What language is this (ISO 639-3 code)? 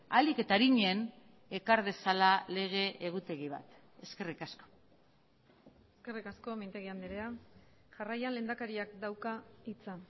eus